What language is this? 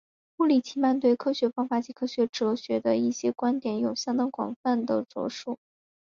Chinese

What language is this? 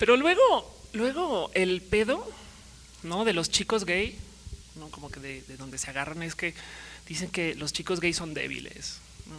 Spanish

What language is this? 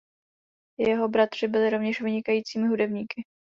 Czech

